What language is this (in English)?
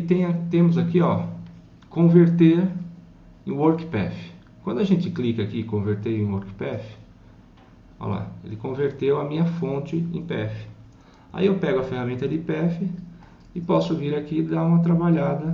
Portuguese